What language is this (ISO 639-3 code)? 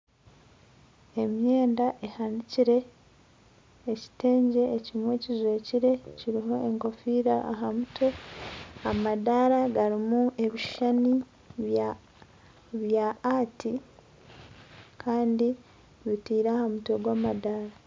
nyn